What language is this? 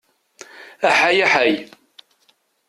Kabyle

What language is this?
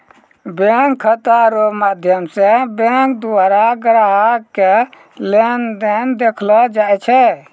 Maithili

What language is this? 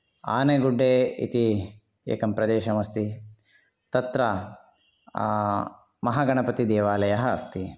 Sanskrit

